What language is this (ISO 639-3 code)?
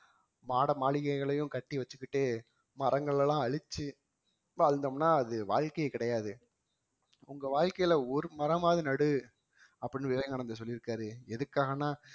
tam